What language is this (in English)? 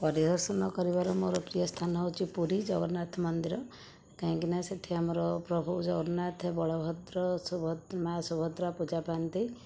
Odia